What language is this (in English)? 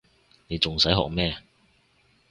Cantonese